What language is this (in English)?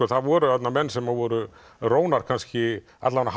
Icelandic